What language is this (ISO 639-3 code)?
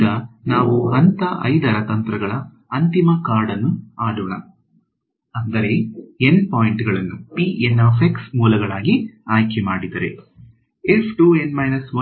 kan